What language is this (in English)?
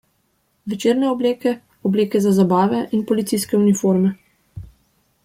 Slovenian